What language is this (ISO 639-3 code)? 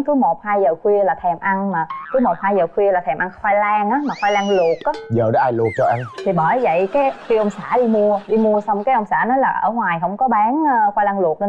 vie